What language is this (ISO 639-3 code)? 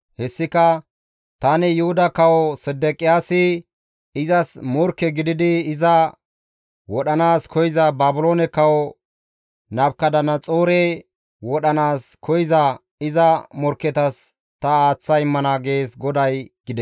gmv